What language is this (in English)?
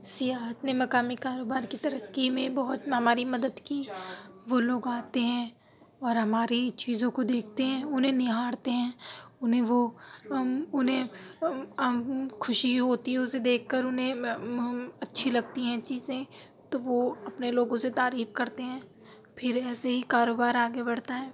Urdu